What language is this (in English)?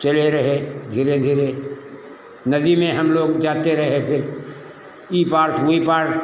Hindi